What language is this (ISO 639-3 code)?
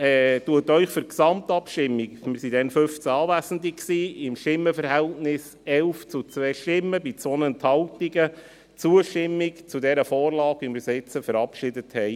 gsw